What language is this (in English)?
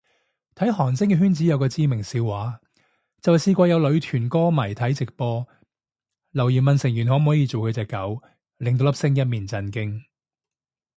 Cantonese